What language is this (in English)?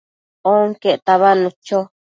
Matsés